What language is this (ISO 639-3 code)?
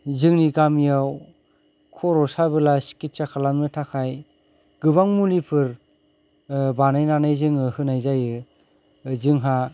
brx